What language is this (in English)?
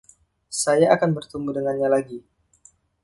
Indonesian